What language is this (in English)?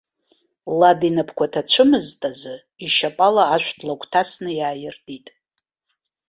Abkhazian